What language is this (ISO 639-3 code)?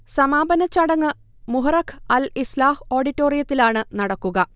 mal